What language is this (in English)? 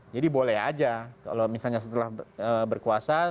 Indonesian